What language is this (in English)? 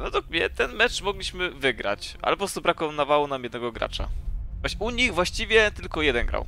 Polish